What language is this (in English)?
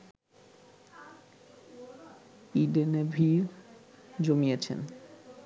Bangla